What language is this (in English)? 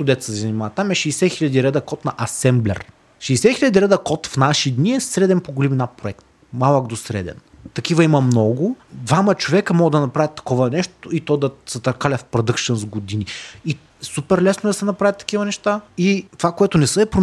Bulgarian